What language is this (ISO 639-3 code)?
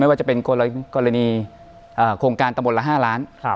tha